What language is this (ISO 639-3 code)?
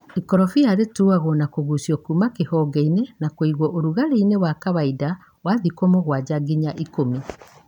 kik